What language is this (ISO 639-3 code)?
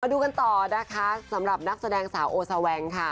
tha